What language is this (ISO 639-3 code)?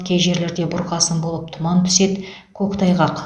kaz